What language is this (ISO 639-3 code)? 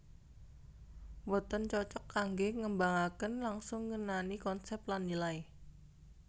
jav